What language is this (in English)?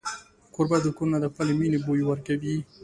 Pashto